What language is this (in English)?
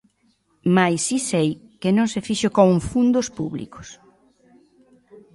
Galician